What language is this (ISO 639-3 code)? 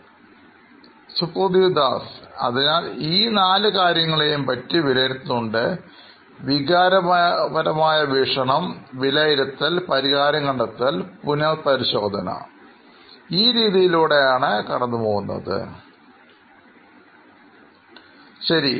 mal